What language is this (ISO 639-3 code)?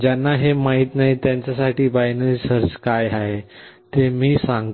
mar